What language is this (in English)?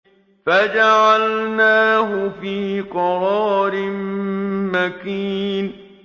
Arabic